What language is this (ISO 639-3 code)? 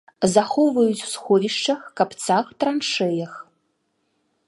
bel